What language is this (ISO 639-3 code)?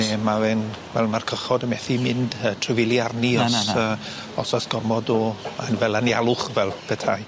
cym